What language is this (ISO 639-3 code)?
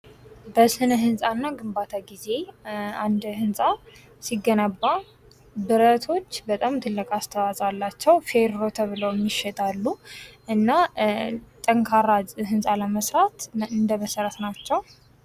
amh